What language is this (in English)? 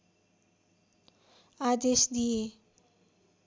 Nepali